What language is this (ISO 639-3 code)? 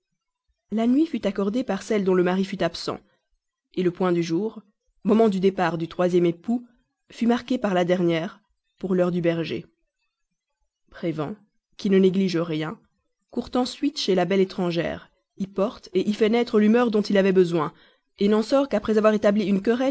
fra